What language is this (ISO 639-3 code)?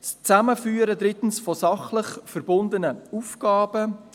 gsw